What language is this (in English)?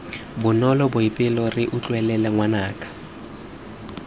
Tswana